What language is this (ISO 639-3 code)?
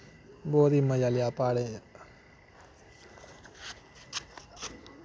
doi